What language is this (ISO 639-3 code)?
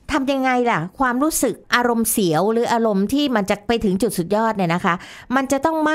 tha